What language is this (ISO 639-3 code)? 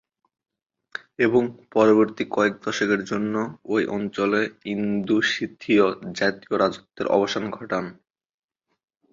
ben